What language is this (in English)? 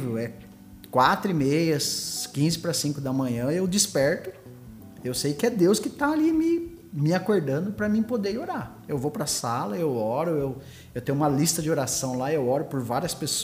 Portuguese